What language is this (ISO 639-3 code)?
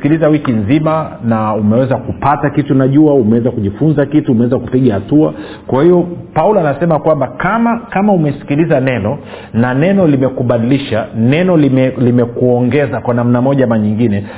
swa